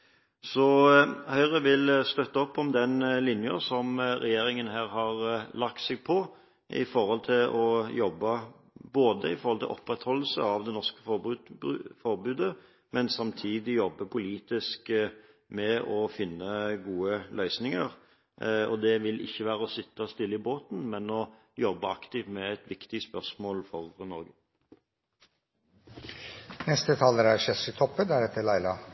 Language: Norwegian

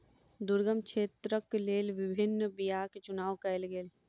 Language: Maithili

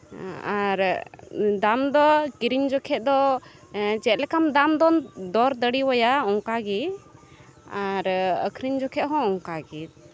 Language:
Santali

